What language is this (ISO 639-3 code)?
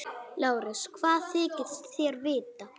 isl